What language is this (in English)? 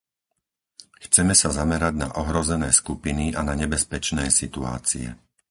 Slovak